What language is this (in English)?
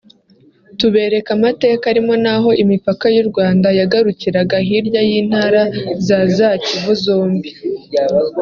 Kinyarwanda